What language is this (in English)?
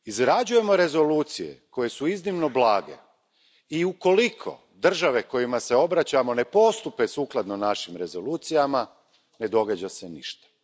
Croatian